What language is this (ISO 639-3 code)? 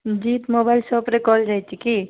ori